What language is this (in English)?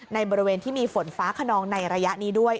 Thai